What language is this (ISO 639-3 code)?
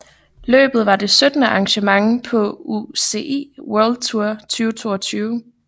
dan